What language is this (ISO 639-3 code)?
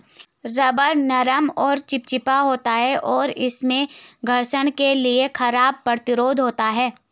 hin